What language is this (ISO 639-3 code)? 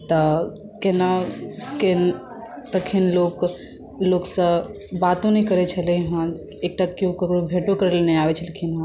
mai